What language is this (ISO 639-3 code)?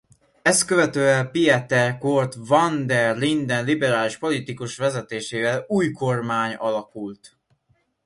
hun